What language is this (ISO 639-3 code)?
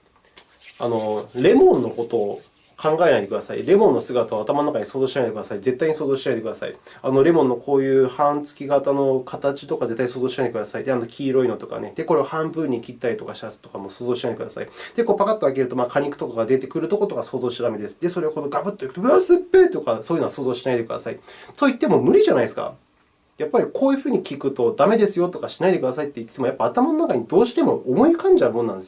jpn